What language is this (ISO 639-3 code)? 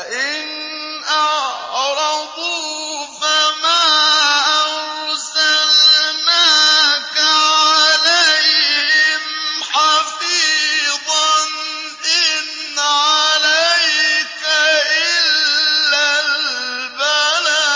ara